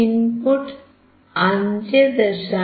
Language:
Malayalam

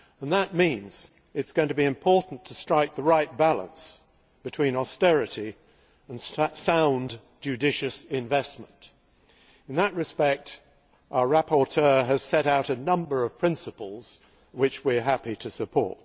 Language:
English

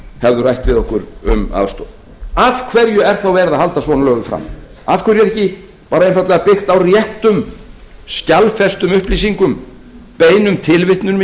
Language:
Icelandic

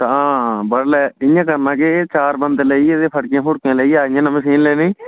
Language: Dogri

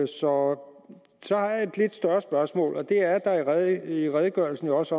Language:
Danish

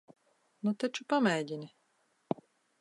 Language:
Latvian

